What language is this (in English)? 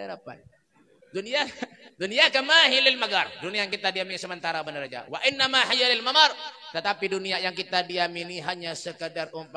Indonesian